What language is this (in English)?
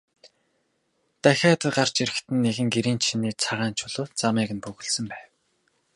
Mongolian